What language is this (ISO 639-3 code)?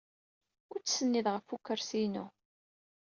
kab